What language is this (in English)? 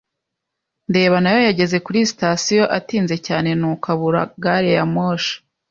Kinyarwanda